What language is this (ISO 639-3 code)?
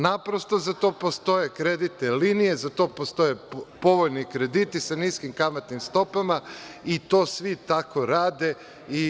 srp